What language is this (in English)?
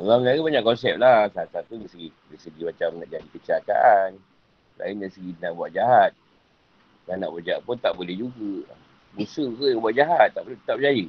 Malay